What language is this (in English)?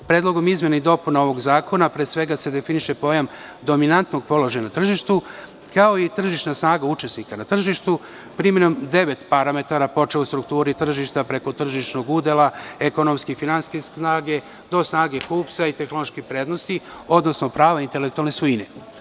Serbian